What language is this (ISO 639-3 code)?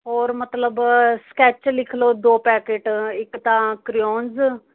pan